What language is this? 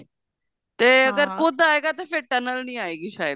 Punjabi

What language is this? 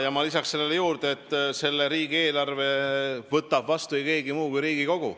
Estonian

